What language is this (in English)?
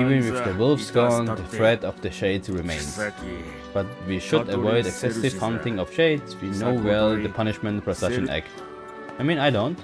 English